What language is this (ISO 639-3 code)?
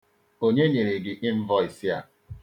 ibo